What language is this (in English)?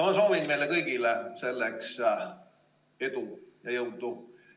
Estonian